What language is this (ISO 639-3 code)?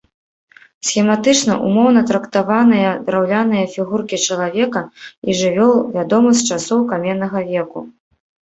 bel